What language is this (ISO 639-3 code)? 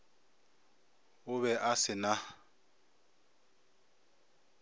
nso